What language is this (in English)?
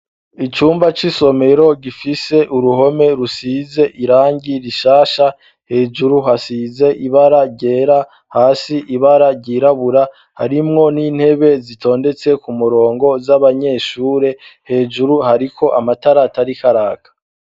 Rundi